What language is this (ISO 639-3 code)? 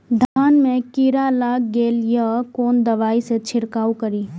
mai